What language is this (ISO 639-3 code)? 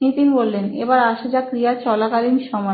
ben